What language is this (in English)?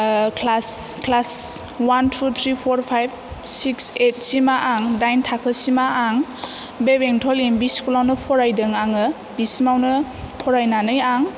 Bodo